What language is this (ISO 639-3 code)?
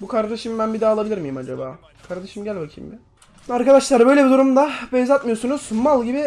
tur